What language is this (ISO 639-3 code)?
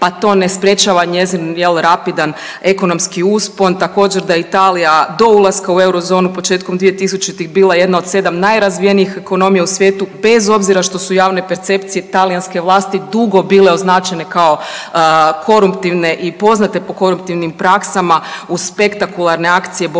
hrv